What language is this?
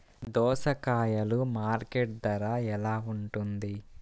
Telugu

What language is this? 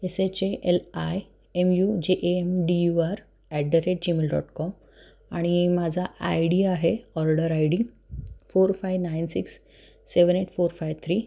Marathi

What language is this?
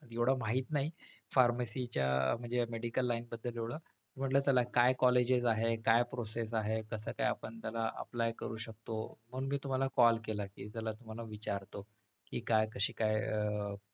Marathi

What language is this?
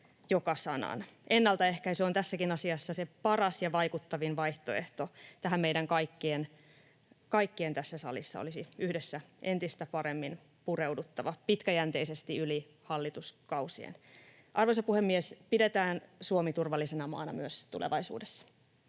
Finnish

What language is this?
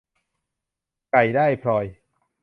Thai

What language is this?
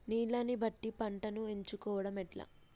Telugu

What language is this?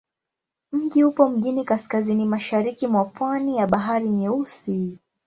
Swahili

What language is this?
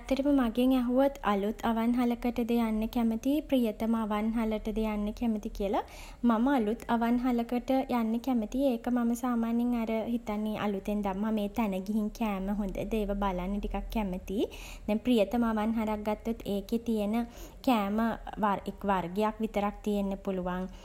Sinhala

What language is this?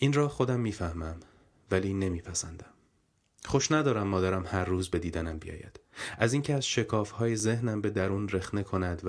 Persian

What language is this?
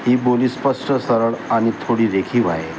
Marathi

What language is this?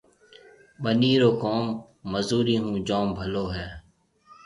Marwari (Pakistan)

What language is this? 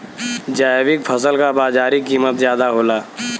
Bhojpuri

